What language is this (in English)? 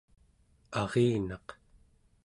Central Yupik